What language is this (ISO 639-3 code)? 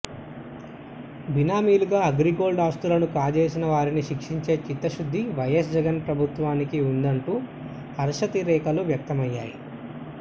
tel